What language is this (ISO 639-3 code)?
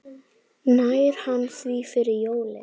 isl